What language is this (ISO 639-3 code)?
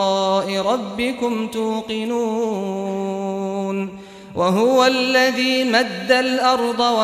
ara